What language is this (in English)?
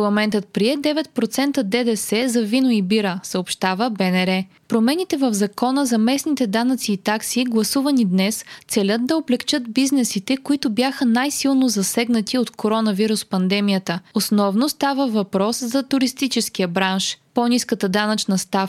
Bulgarian